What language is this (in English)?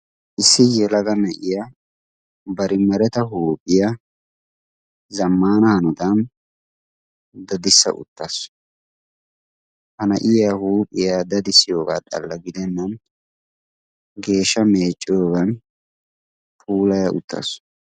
Wolaytta